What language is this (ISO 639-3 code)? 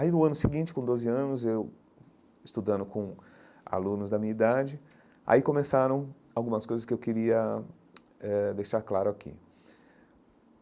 por